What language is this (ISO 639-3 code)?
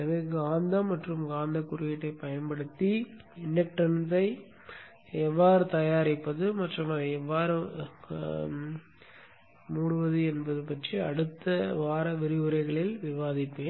tam